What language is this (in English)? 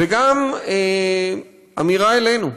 Hebrew